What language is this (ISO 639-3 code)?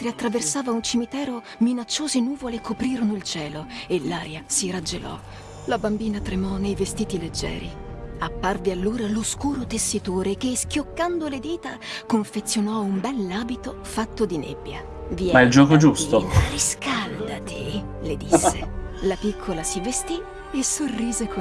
ita